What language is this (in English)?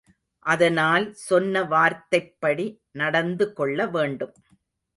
Tamil